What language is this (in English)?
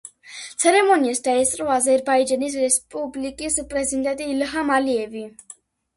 Georgian